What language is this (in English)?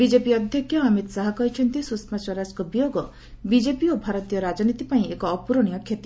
Odia